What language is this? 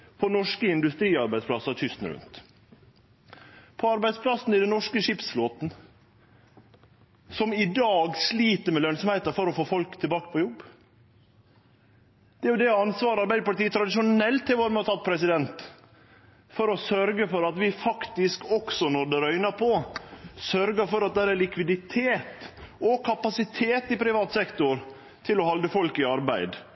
Norwegian Nynorsk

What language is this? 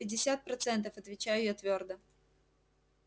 Russian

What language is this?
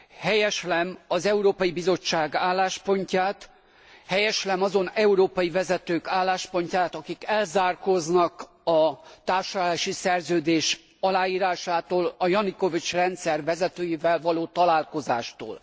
Hungarian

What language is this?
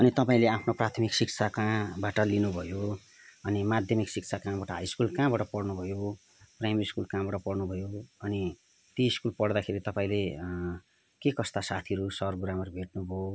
Nepali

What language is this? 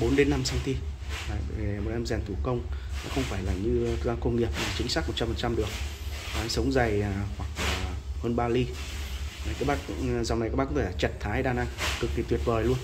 Vietnamese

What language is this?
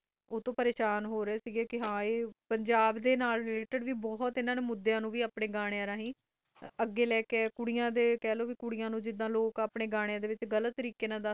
Punjabi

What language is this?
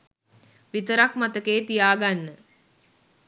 Sinhala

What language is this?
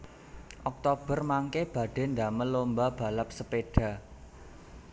Javanese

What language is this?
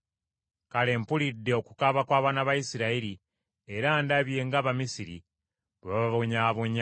Ganda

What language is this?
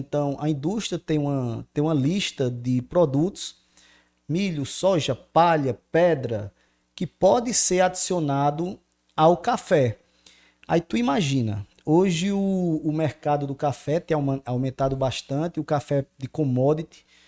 Portuguese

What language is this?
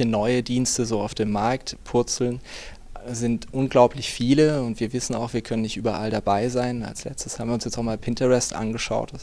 German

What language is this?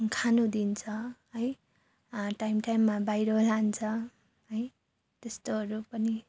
Nepali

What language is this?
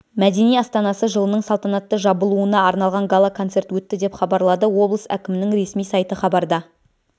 Kazakh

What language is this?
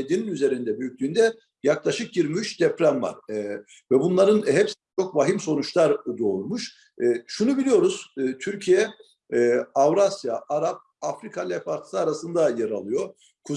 Turkish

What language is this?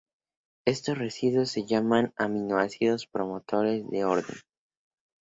Spanish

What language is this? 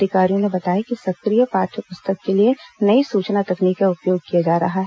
Hindi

